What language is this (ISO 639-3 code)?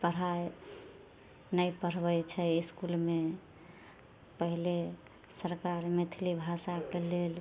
mai